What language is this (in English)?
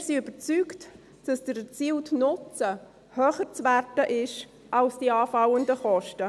Swiss German